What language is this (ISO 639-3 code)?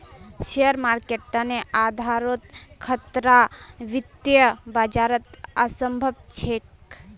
mag